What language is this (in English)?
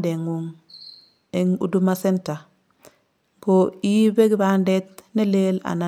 Kalenjin